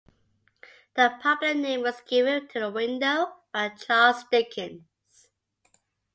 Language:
English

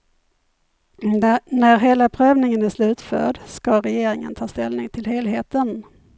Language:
Swedish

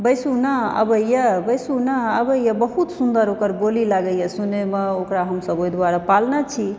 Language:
Maithili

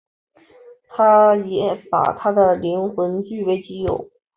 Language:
Chinese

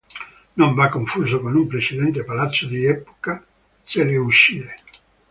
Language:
Italian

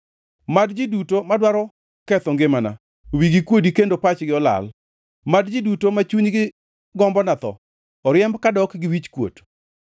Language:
Luo (Kenya and Tanzania)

